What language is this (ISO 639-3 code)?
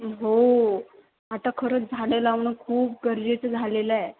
mar